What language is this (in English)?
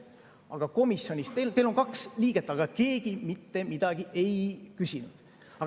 Estonian